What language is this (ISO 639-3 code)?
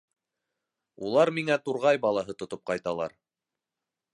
bak